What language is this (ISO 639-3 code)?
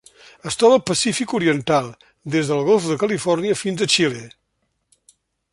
cat